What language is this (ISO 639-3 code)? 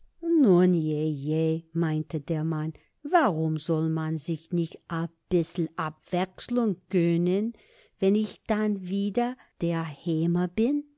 deu